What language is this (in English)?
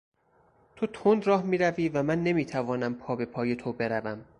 Persian